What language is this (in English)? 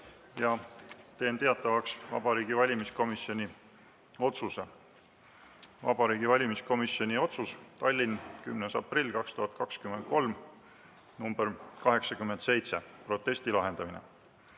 Estonian